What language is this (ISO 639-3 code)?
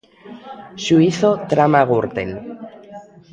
glg